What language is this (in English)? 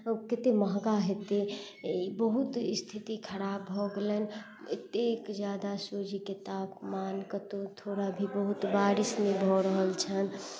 Maithili